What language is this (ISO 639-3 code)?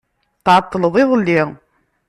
kab